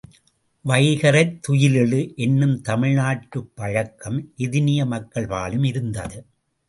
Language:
Tamil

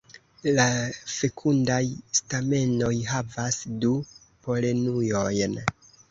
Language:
Esperanto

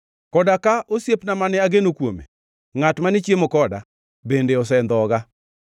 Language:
Luo (Kenya and Tanzania)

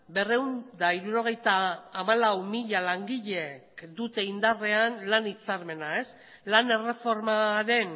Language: Basque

